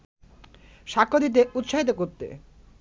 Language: Bangla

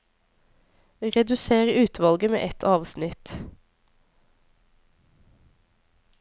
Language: Norwegian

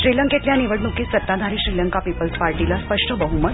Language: Marathi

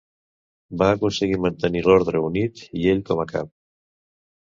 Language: Catalan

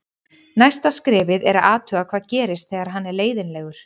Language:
Icelandic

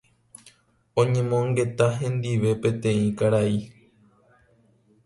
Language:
Guarani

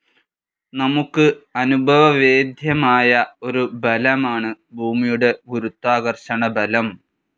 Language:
Malayalam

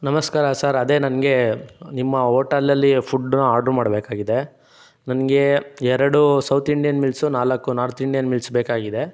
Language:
Kannada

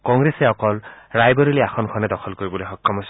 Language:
Assamese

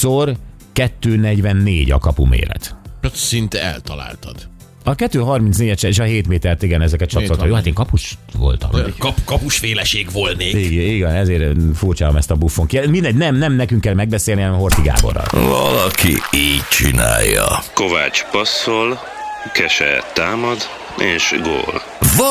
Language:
Hungarian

